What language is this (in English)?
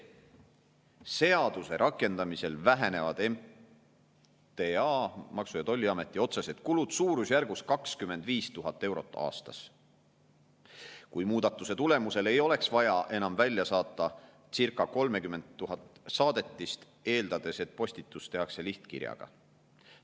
Estonian